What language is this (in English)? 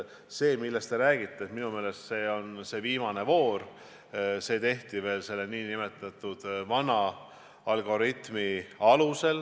Estonian